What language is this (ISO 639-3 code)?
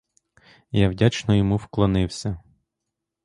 ukr